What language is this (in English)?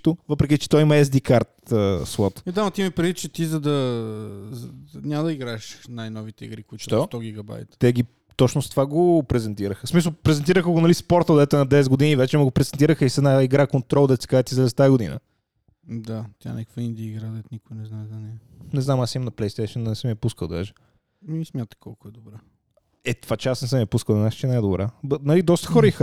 Bulgarian